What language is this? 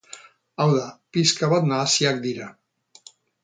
Basque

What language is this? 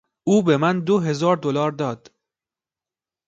Persian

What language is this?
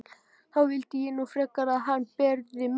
Icelandic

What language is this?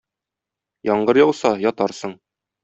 Tatar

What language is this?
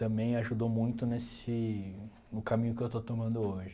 Portuguese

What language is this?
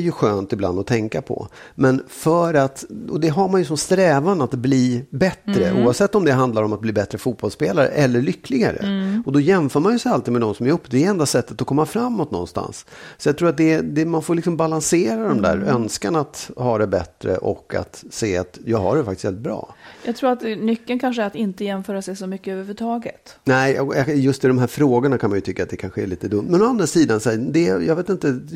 Swedish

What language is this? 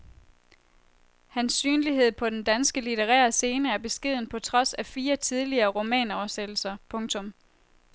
Danish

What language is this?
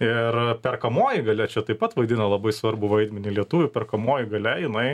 Lithuanian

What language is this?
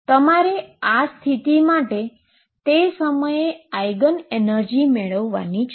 Gujarati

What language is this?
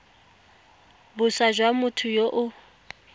Tswana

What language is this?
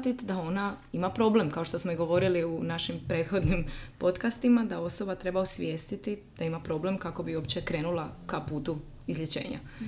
Croatian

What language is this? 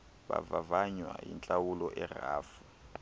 Xhosa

